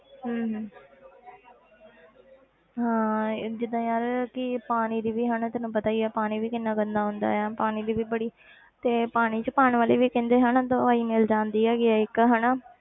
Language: Punjabi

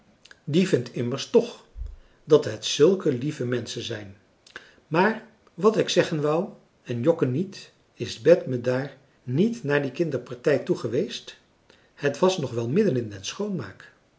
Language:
Dutch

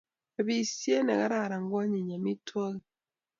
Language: Kalenjin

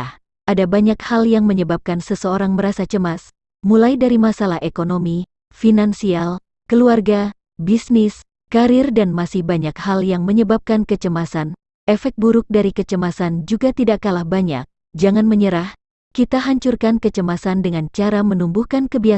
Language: Indonesian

